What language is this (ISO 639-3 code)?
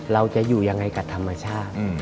tha